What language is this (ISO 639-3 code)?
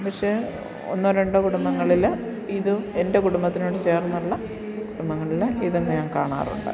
mal